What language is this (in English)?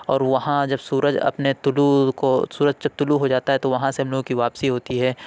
Urdu